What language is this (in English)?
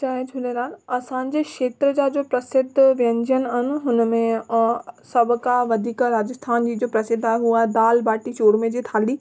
Sindhi